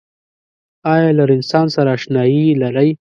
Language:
Pashto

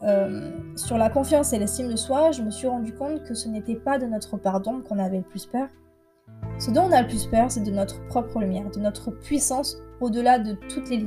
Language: French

